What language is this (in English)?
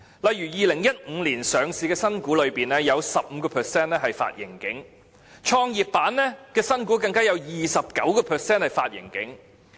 Cantonese